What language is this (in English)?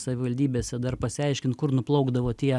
Lithuanian